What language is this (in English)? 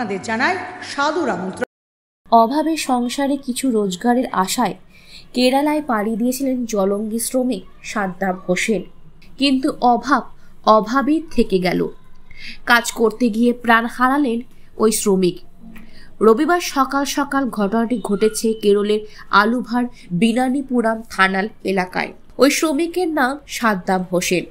Romanian